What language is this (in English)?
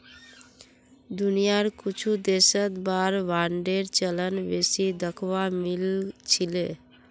Magahi